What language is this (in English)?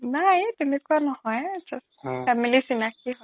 Assamese